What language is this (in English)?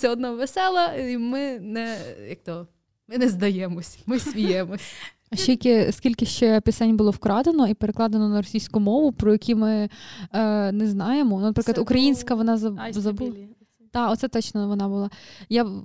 Ukrainian